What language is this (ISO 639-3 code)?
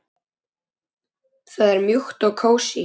isl